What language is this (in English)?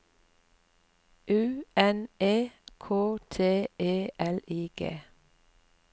Norwegian